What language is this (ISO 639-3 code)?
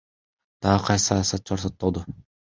kir